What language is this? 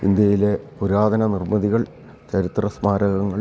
Malayalam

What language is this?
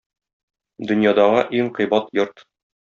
Tatar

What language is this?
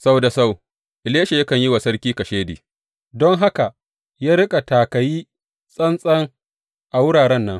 Hausa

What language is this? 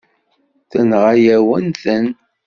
Kabyle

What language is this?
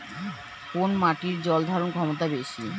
Bangla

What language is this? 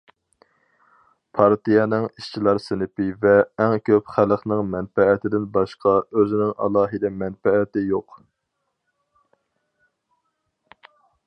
Uyghur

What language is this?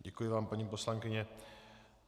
Czech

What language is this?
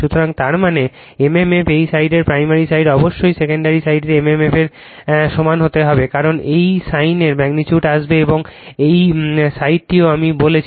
Bangla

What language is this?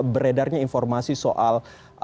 Indonesian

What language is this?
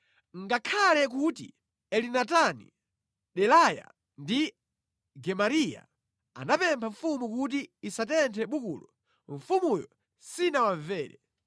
Nyanja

